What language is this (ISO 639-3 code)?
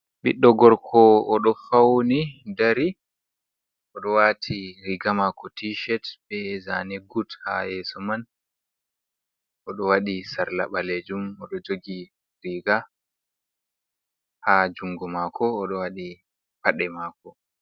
ful